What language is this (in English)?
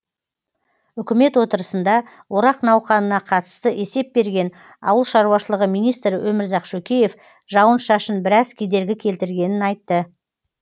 Kazakh